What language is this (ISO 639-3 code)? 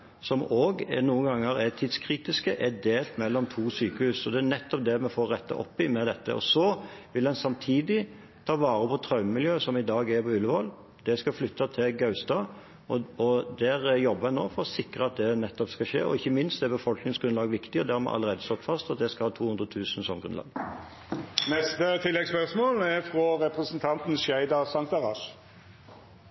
nob